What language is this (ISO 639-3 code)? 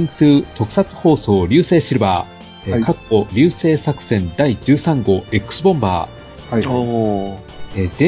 jpn